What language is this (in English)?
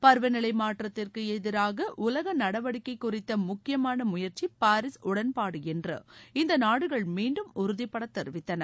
Tamil